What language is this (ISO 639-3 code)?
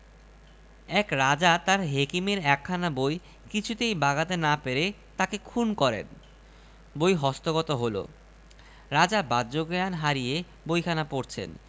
ben